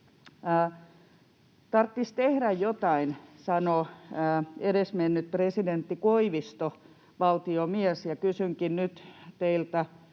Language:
Finnish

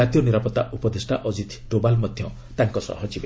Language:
Odia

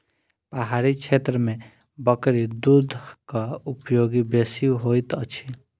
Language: Maithili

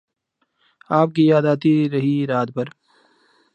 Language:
Urdu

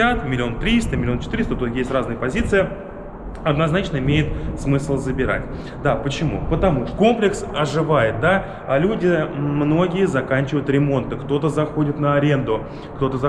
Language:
Russian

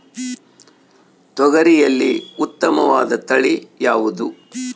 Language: Kannada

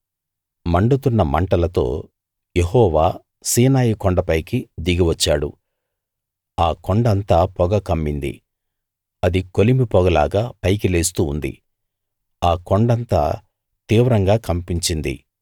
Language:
Telugu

